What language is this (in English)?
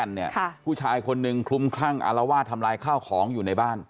Thai